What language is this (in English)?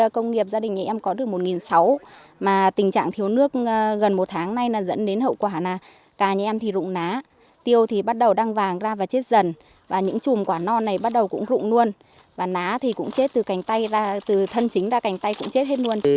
Vietnamese